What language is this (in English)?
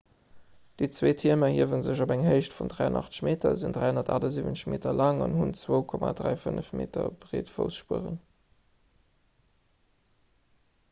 Luxembourgish